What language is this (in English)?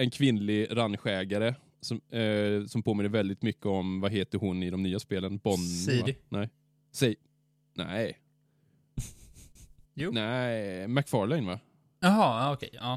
Swedish